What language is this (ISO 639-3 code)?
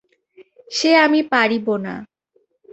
ben